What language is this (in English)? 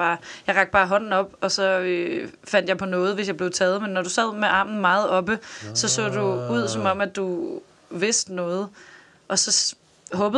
Danish